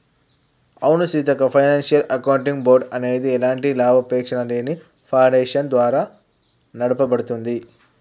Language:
Telugu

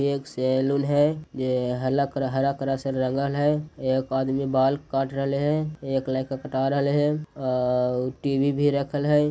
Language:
Magahi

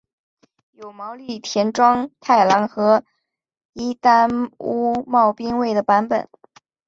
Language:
Chinese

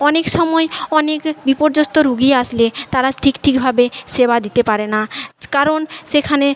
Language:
Bangla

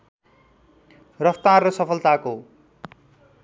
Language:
Nepali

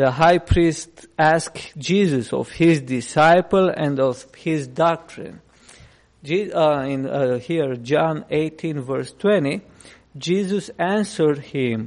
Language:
English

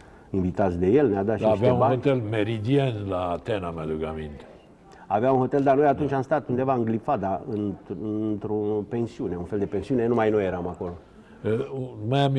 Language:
Romanian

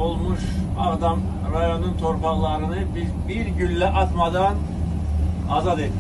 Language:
Turkish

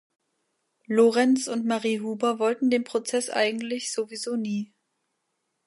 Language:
German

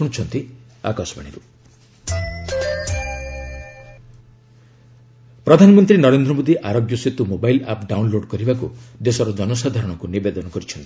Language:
Odia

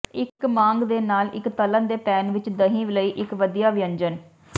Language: Punjabi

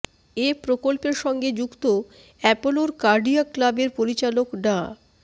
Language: Bangla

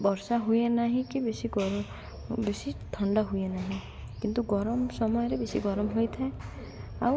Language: Odia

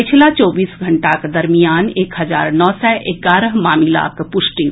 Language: Maithili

